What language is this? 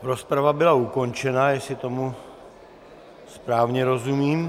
Czech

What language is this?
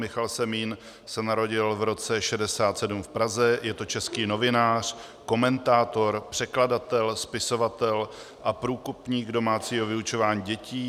Czech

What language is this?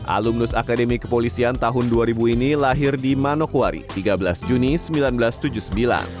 Indonesian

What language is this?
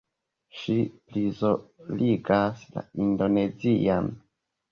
Esperanto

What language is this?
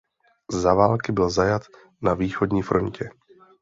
Czech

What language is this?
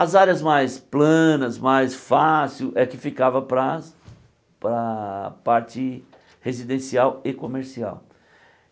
Portuguese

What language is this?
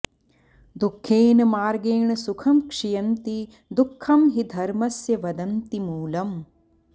Sanskrit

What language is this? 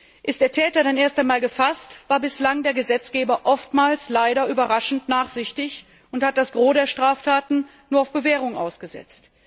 German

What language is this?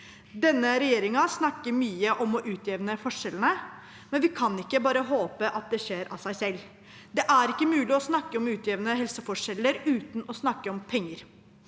Norwegian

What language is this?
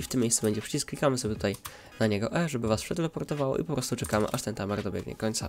Polish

